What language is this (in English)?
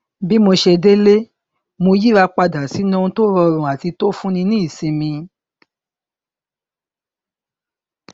Yoruba